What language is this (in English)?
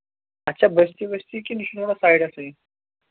Kashmiri